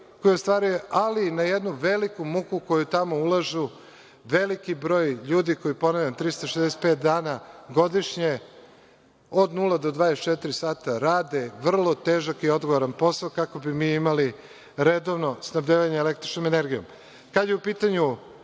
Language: Serbian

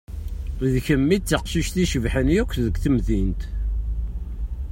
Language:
Kabyle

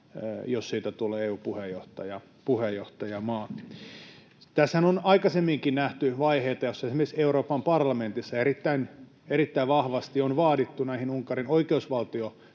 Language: Finnish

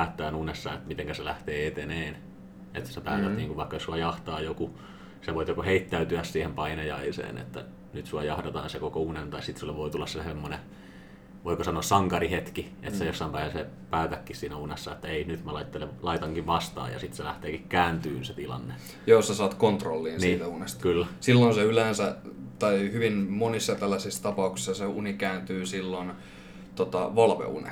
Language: Finnish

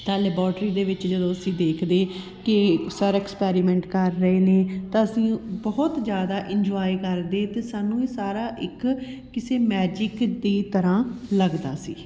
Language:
Punjabi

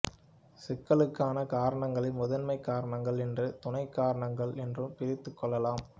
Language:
Tamil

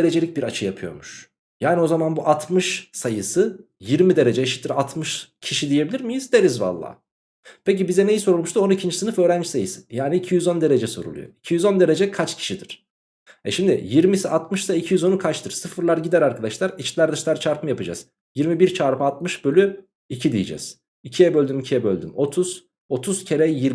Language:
Turkish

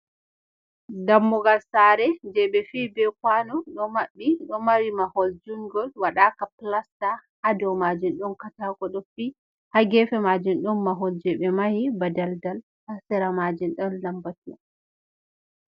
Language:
Fula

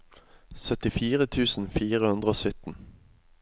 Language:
Norwegian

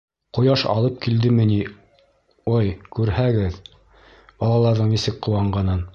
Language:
Bashkir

